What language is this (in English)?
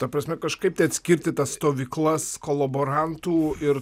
Lithuanian